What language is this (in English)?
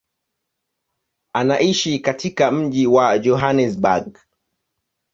Swahili